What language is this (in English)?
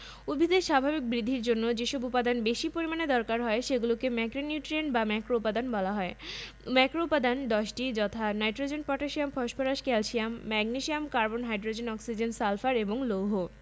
Bangla